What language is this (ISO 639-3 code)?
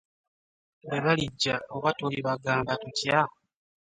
lug